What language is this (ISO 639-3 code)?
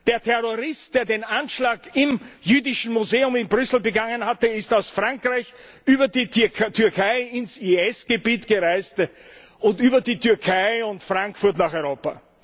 deu